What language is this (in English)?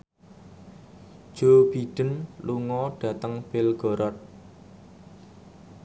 Javanese